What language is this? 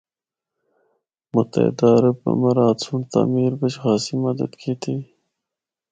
Northern Hindko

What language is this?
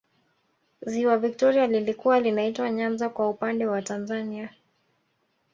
Swahili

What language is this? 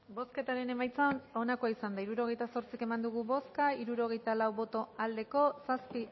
Basque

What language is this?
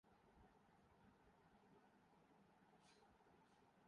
Urdu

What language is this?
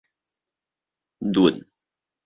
Min Nan Chinese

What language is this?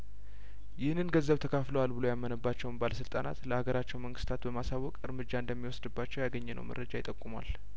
Amharic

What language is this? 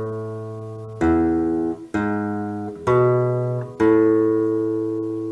Spanish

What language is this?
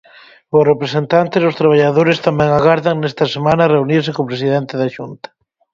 Galician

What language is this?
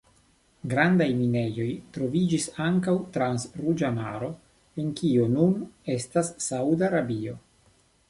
Esperanto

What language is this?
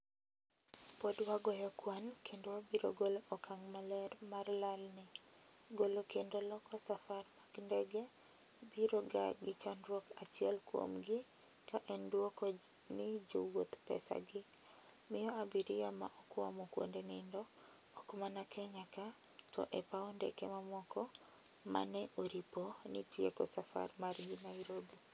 Luo (Kenya and Tanzania)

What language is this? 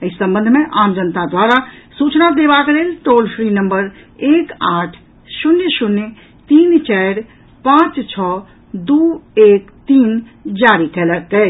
Maithili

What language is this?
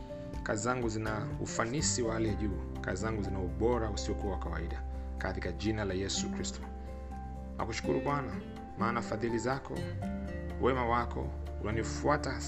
Swahili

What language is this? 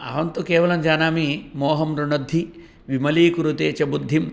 Sanskrit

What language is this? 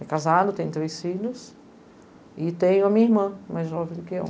Portuguese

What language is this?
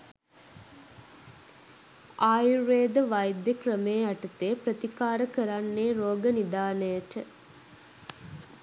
Sinhala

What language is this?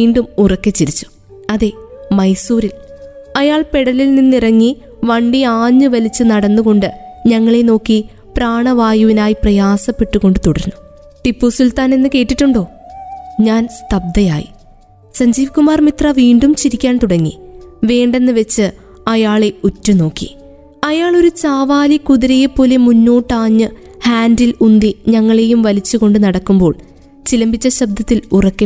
Malayalam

